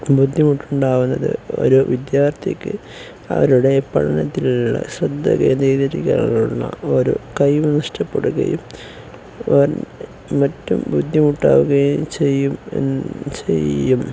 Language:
Malayalam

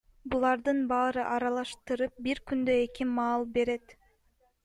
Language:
Kyrgyz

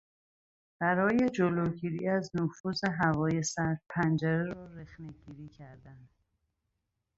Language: Persian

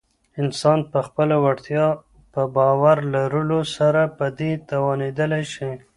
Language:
Pashto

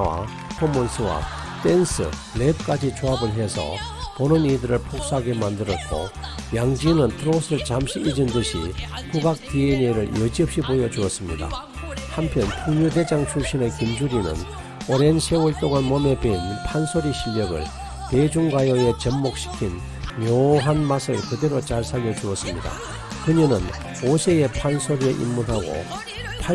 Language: Korean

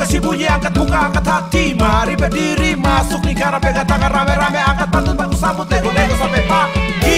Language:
Indonesian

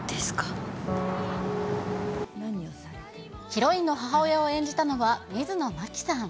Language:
Japanese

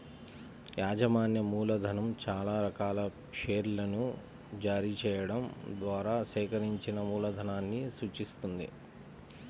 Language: Telugu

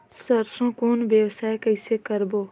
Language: Chhattisgarhi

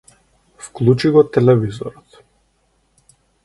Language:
Macedonian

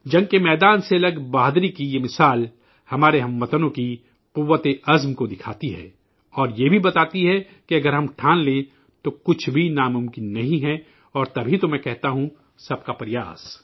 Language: Urdu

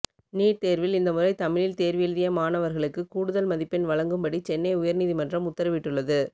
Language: Tamil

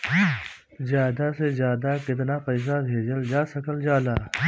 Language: Bhojpuri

